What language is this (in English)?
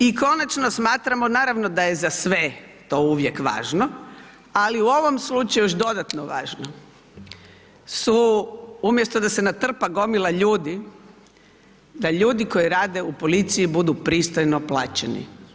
Croatian